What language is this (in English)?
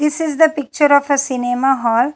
English